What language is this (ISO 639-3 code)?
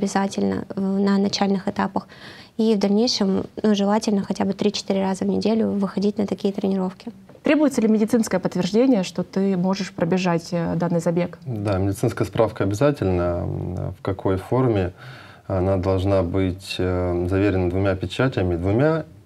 rus